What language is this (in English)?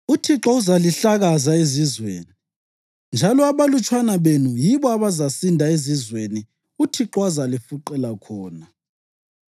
North Ndebele